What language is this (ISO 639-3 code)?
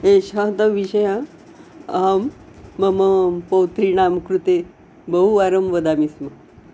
san